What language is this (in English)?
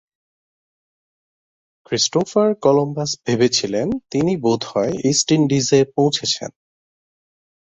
Bangla